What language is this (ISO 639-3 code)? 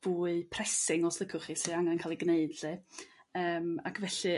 cym